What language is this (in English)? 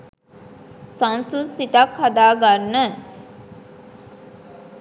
Sinhala